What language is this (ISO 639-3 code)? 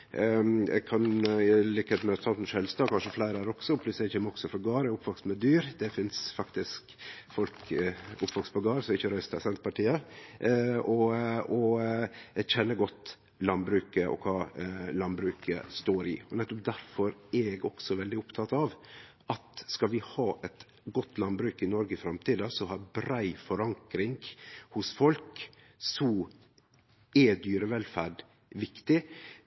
nno